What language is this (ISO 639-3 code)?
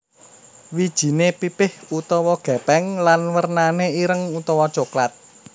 jav